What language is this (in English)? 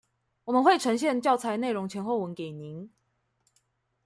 Chinese